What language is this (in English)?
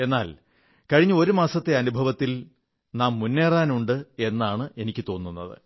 Malayalam